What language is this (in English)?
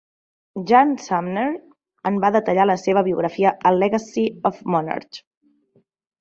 Catalan